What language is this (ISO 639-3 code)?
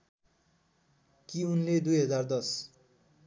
nep